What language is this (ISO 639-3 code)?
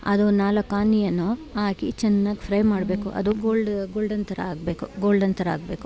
kan